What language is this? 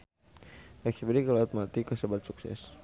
Sundanese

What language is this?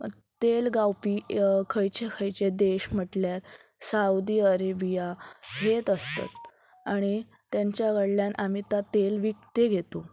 Konkani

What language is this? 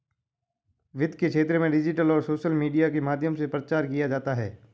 Hindi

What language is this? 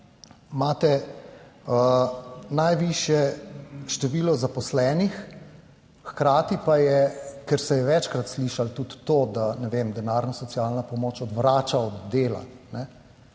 Slovenian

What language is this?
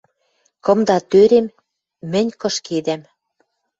Western Mari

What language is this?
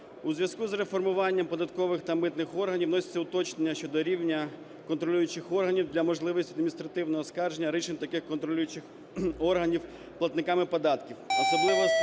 Ukrainian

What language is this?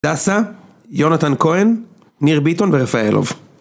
Hebrew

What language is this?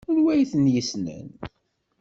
Kabyle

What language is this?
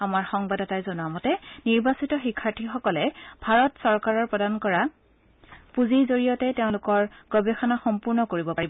Assamese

